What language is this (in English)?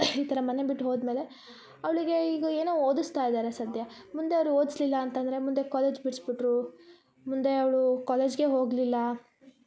Kannada